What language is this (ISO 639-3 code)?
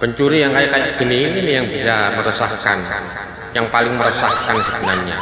ind